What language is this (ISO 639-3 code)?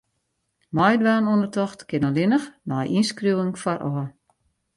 fry